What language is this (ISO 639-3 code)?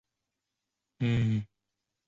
zho